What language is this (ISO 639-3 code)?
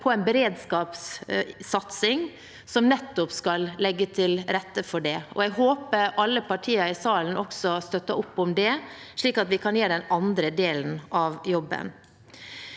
nor